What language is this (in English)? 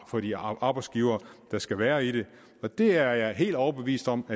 Danish